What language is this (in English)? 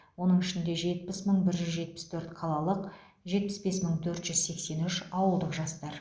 Kazakh